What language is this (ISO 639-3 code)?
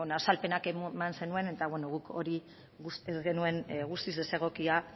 eus